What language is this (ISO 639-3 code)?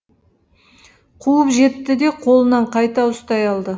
kaz